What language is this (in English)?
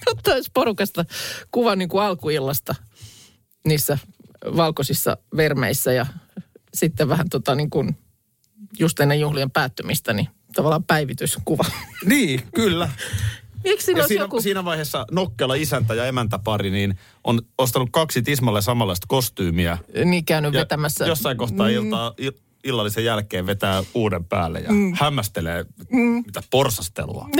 Finnish